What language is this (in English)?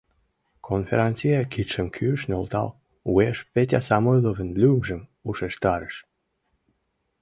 Mari